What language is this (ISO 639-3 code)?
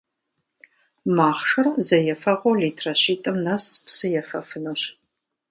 kbd